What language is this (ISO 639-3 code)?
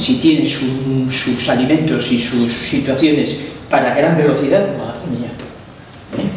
spa